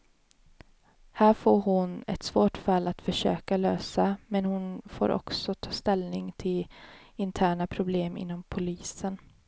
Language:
Swedish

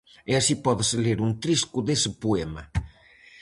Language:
Galician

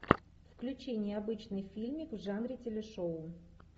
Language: Russian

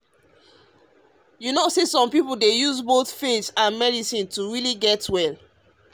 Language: Nigerian Pidgin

